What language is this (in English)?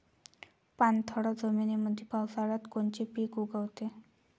Marathi